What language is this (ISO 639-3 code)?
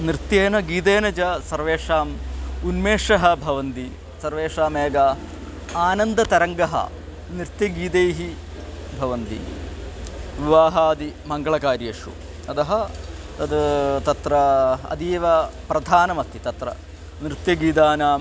san